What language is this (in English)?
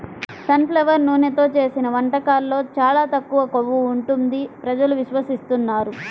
Telugu